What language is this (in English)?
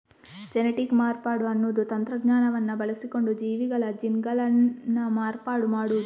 Kannada